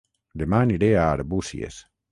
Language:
Catalan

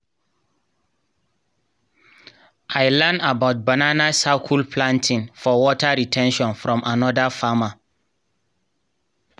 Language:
Nigerian Pidgin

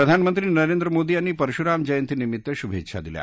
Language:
Marathi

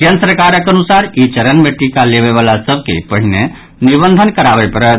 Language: Maithili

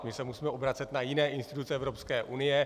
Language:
Czech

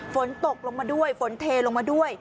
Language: Thai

